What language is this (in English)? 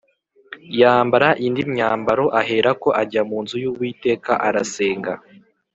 Kinyarwanda